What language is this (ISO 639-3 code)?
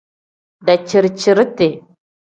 kdh